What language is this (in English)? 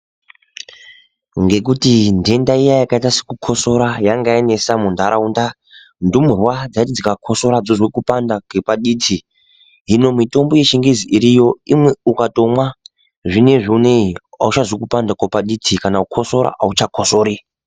Ndau